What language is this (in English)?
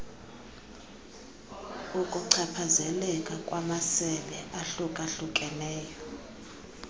Xhosa